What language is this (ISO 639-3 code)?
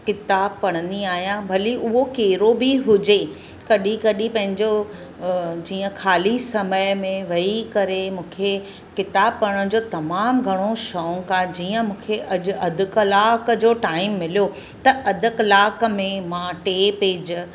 snd